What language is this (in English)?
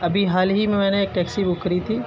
Urdu